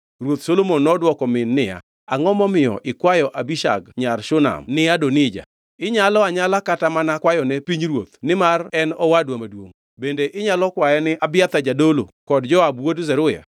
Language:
Luo (Kenya and Tanzania)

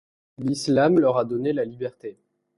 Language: French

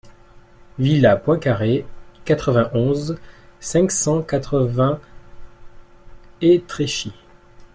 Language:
French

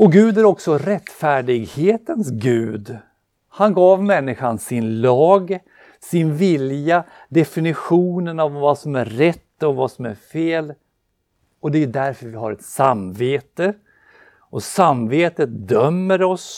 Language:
Swedish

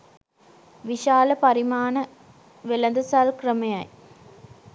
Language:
Sinhala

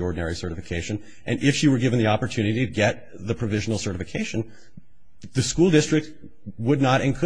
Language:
English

